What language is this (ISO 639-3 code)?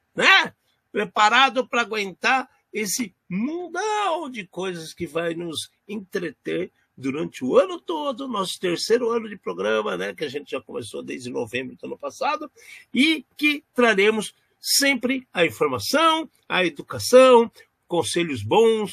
por